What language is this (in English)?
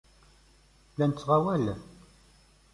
Kabyle